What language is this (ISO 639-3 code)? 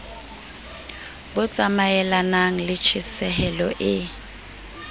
sot